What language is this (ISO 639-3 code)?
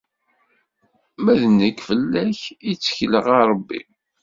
kab